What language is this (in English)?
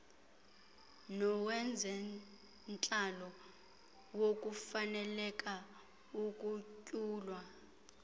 Xhosa